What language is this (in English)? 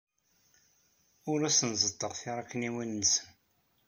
Kabyle